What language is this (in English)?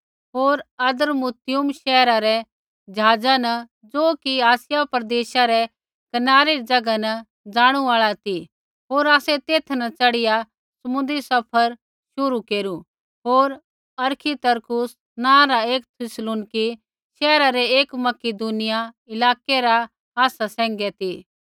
Kullu Pahari